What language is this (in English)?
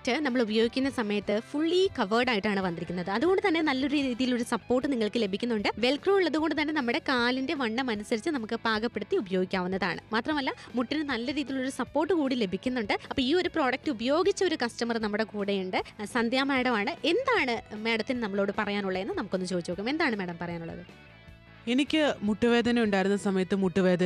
English